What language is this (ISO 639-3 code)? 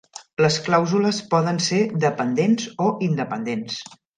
cat